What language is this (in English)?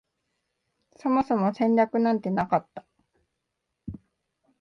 Japanese